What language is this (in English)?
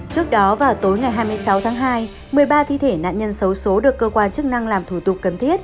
Vietnamese